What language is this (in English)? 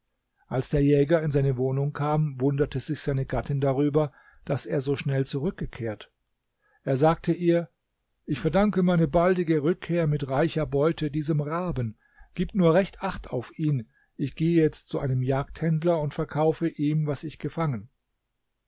German